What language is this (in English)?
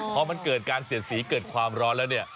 Thai